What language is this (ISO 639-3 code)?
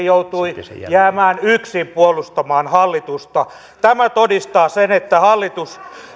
fin